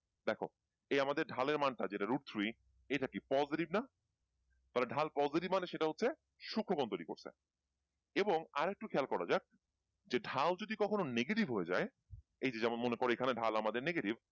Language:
Bangla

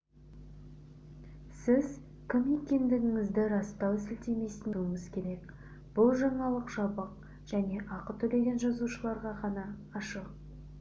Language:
Kazakh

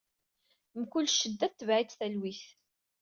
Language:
Kabyle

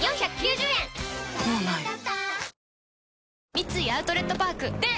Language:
Japanese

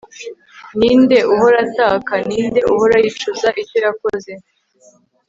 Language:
Kinyarwanda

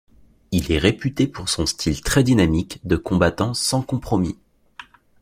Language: French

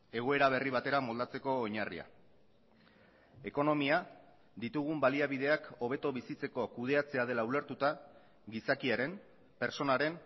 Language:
Basque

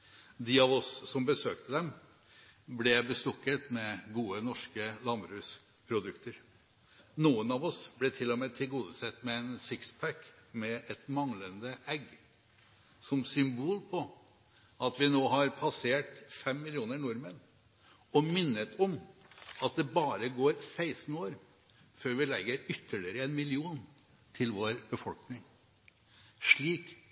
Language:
Norwegian Bokmål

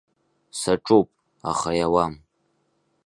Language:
Abkhazian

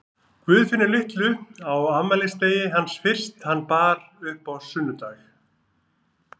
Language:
Icelandic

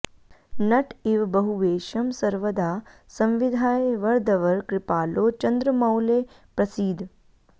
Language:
Sanskrit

